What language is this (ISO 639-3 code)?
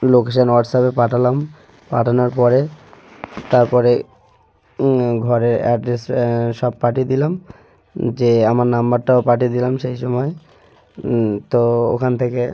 ben